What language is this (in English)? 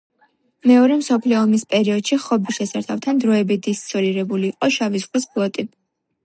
Georgian